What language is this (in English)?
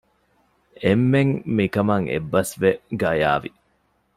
Divehi